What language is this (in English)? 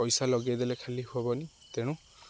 Odia